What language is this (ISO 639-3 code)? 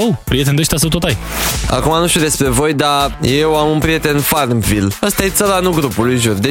ron